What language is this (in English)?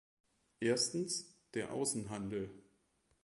German